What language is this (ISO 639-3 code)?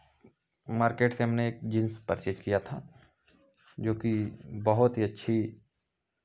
hin